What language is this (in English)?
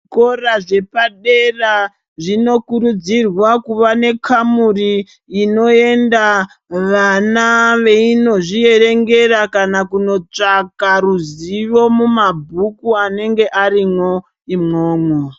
Ndau